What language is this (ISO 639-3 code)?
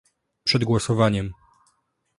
pol